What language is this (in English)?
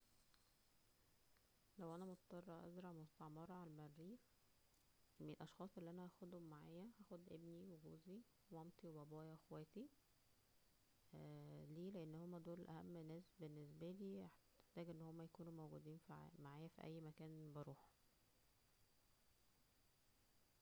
Egyptian Arabic